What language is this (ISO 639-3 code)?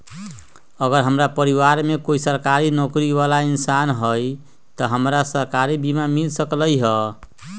mag